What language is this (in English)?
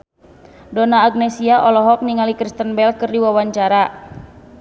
Sundanese